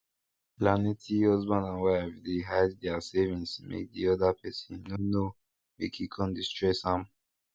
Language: Nigerian Pidgin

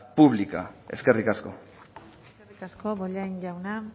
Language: Basque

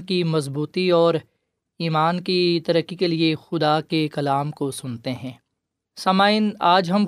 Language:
Urdu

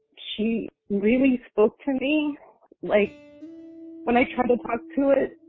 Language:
English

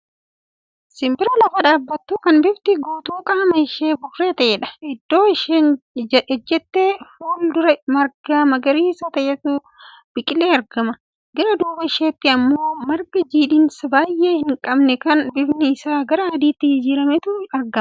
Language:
Oromo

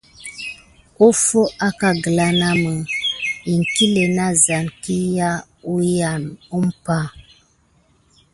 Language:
Gidar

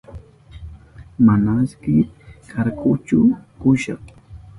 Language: Southern Pastaza Quechua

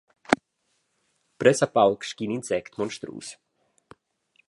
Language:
Romansh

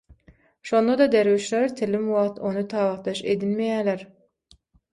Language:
Turkmen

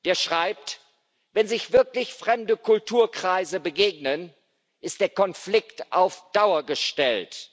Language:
German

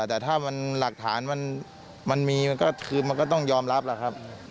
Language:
Thai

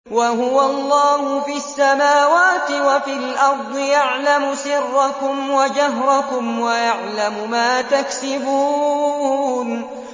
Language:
Arabic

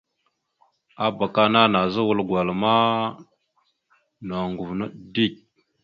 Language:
Mada (Cameroon)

